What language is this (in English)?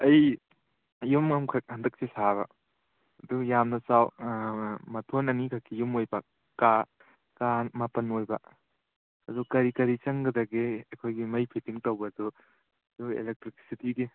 Manipuri